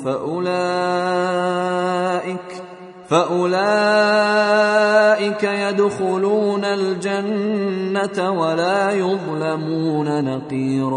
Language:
Arabic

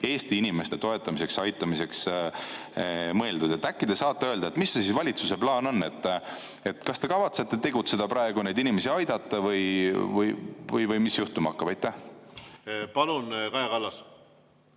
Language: Estonian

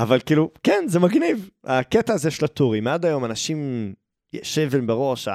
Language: Hebrew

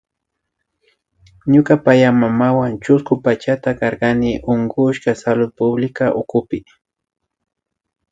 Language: Imbabura Highland Quichua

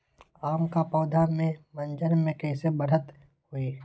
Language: Magahi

